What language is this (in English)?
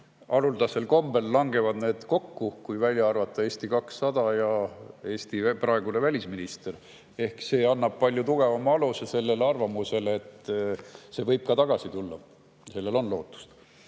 Estonian